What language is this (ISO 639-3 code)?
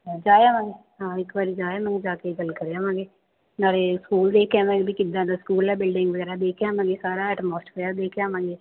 pan